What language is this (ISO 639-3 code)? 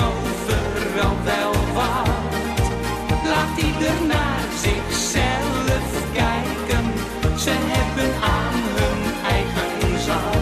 nld